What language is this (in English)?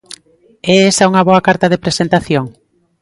Galician